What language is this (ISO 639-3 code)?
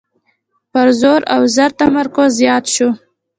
pus